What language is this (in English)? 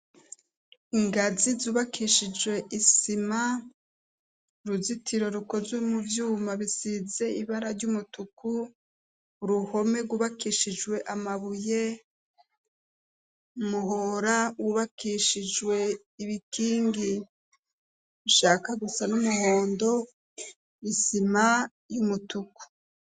Rundi